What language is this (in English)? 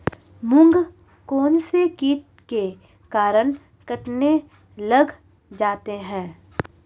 Hindi